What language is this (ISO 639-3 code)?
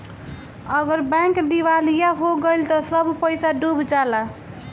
bho